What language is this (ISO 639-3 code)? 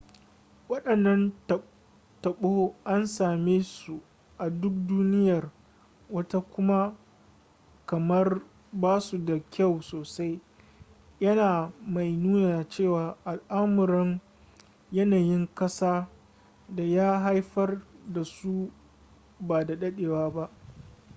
hau